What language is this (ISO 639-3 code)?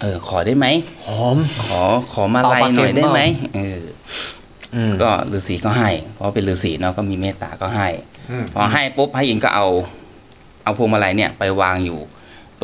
tha